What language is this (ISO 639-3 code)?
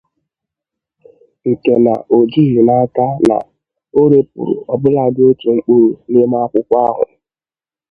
ibo